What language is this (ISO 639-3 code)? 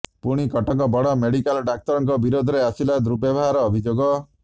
ori